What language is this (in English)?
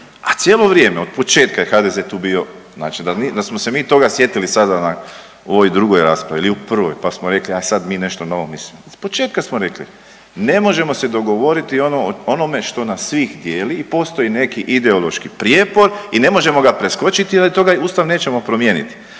Croatian